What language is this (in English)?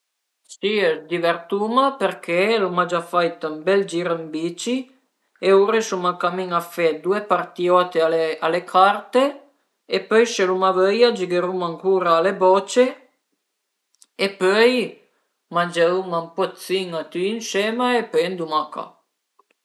Piedmontese